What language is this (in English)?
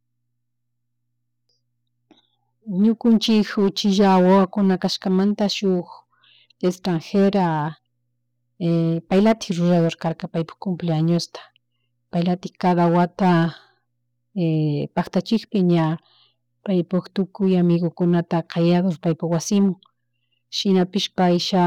Chimborazo Highland Quichua